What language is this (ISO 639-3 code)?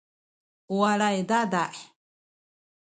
szy